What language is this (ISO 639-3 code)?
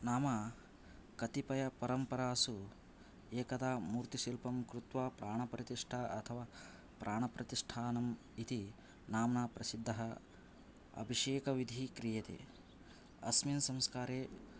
san